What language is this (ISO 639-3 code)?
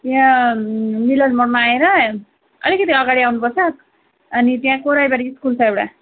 nep